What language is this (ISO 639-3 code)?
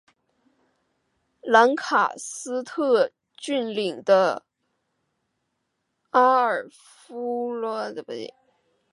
zho